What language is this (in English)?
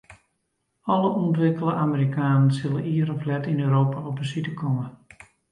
Western Frisian